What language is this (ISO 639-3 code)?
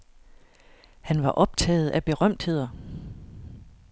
dan